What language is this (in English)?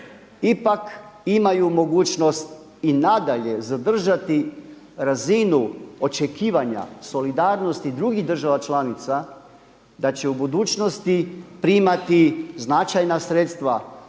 Croatian